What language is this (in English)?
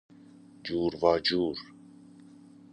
Persian